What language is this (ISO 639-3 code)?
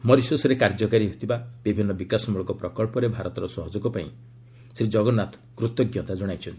ori